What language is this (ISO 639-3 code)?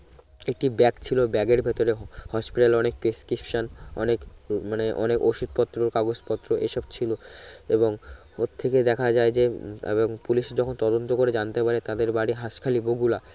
ben